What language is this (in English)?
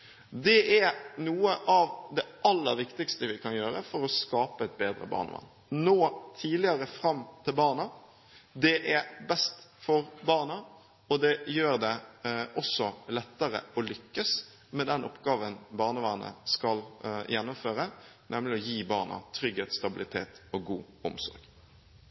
Norwegian Bokmål